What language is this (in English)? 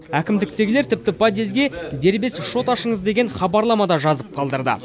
Kazakh